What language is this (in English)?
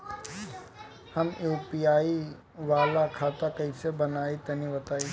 Bhojpuri